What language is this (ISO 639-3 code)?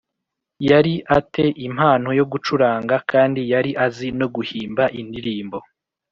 kin